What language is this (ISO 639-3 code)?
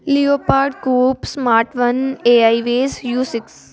pan